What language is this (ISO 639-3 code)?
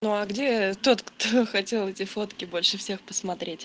rus